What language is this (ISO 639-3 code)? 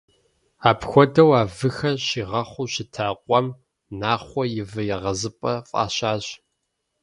kbd